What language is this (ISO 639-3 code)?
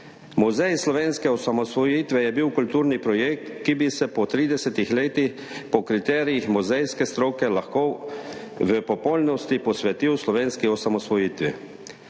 slv